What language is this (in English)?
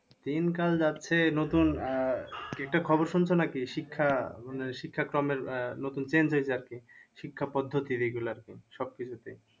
Bangla